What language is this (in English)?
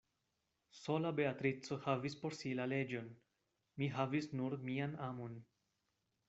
Esperanto